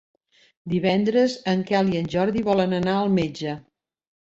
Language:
Catalan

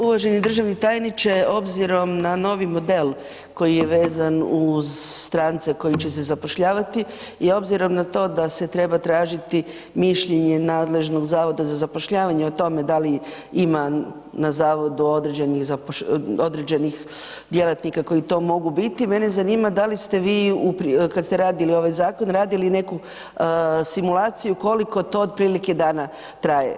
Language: Croatian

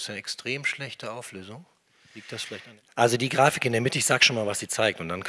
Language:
German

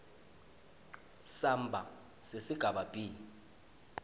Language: Swati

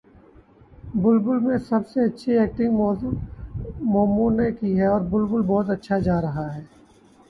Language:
Urdu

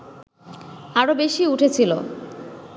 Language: Bangla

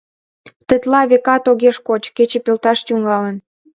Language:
Mari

